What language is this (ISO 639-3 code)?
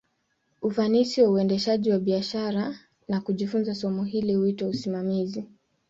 swa